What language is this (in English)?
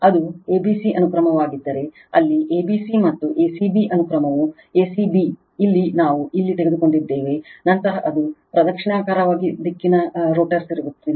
Kannada